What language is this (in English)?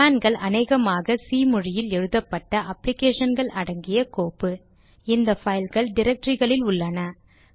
Tamil